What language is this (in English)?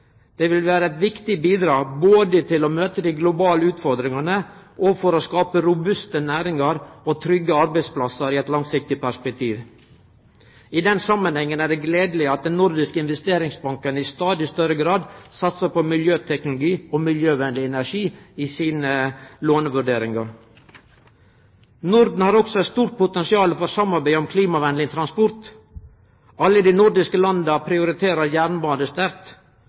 Norwegian Nynorsk